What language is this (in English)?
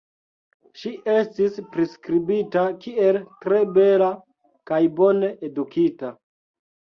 Esperanto